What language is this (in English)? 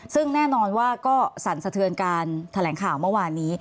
Thai